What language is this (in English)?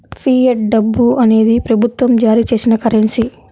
Telugu